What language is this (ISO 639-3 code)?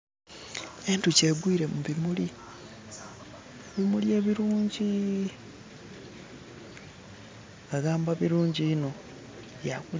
xog